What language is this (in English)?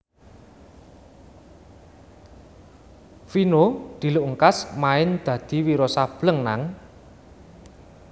Javanese